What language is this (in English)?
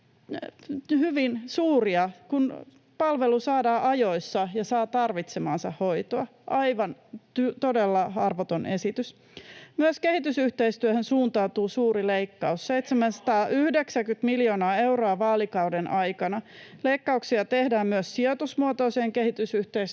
Finnish